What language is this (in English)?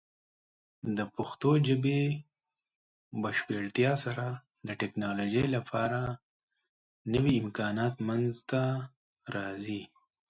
Pashto